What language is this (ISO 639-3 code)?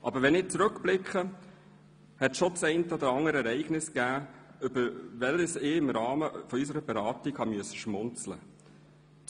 gsw